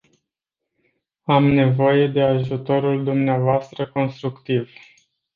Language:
Romanian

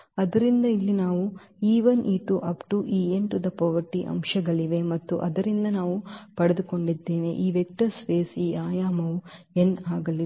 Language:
Kannada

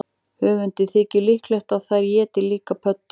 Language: Icelandic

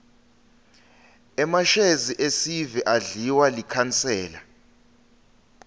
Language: Swati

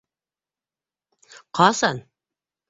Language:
Bashkir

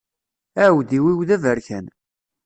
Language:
Kabyle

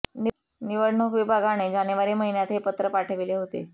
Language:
Marathi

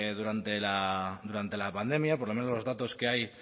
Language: Spanish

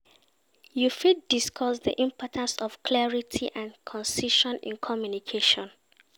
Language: Nigerian Pidgin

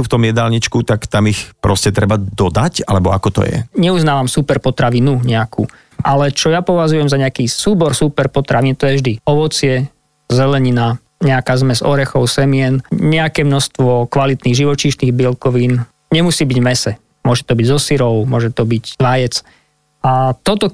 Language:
Slovak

